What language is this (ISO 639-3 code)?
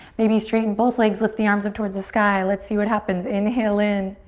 eng